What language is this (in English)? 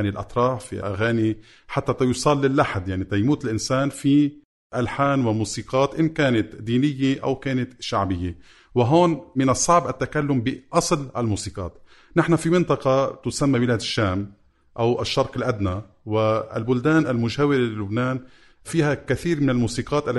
Arabic